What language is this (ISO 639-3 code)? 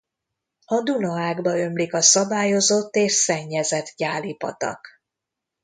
hun